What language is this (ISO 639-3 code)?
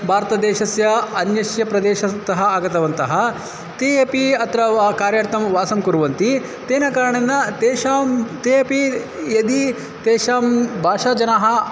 san